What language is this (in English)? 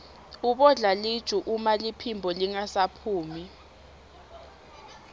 Swati